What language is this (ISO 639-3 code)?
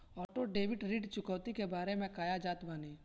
bho